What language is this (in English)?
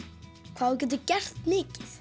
Icelandic